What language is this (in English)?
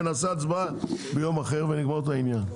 Hebrew